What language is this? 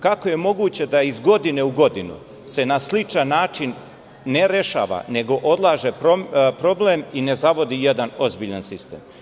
Serbian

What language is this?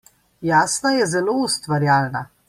Slovenian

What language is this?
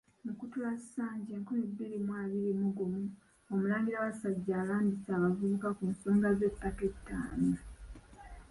Ganda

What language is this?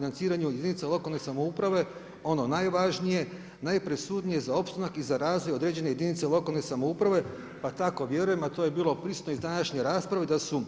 Croatian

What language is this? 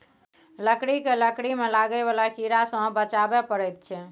Maithili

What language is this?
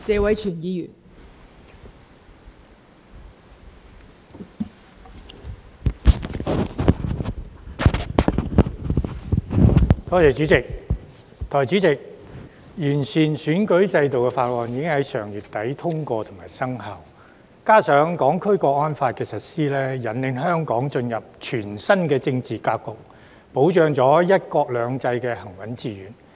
Cantonese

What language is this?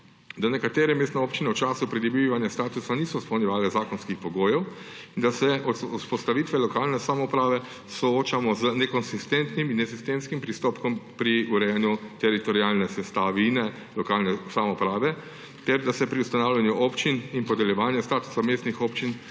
Slovenian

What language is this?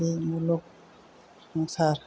Bodo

